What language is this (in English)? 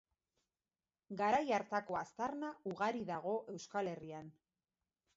Basque